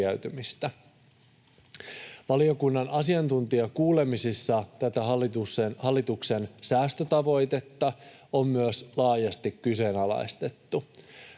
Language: Finnish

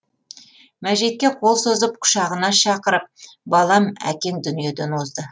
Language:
Kazakh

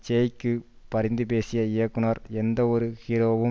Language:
Tamil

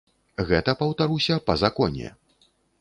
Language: Belarusian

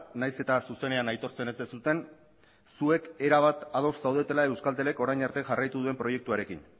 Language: Basque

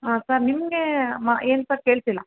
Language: Kannada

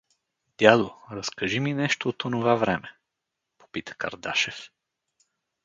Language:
Bulgarian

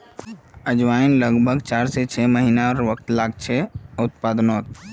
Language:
Magahi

